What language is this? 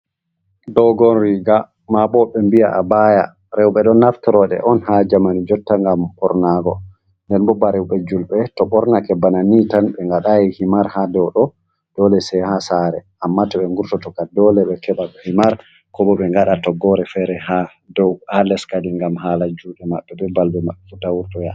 Fula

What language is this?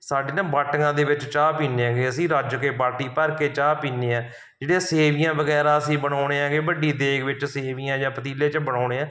Punjabi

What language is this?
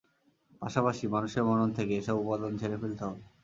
Bangla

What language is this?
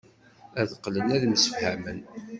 Kabyle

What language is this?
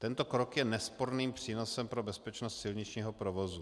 Czech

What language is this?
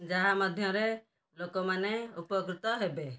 Odia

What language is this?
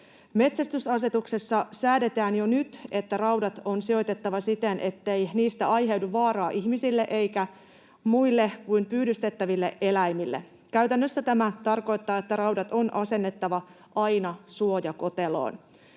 Finnish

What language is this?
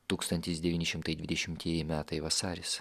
Lithuanian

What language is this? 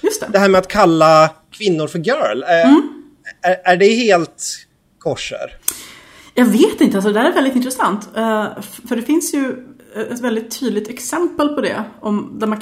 Swedish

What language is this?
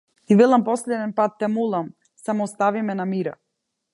Macedonian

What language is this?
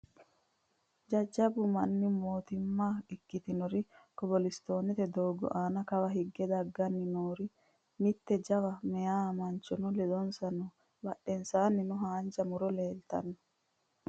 Sidamo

